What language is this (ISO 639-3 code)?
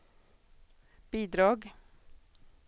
swe